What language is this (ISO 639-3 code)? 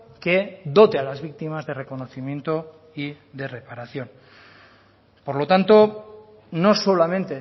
spa